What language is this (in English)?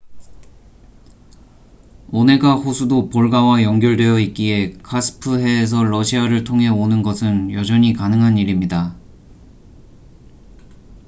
Korean